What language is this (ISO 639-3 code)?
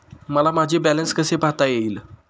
mar